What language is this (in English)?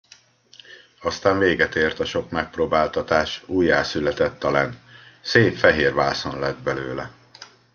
Hungarian